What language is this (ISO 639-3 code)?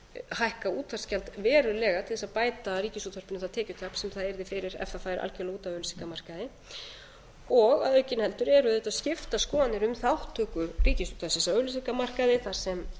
isl